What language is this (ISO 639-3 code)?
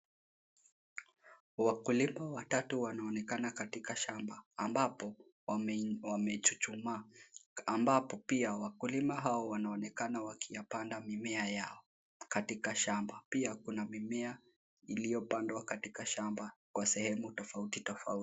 swa